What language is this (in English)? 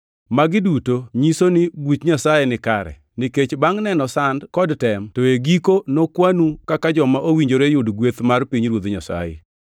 Luo (Kenya and Tanzania)